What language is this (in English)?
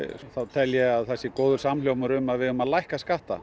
Icelandic